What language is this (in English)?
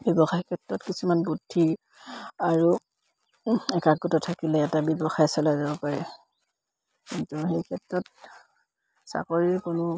Assamese